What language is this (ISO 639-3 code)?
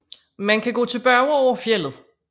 dan